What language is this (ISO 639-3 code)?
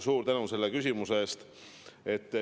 est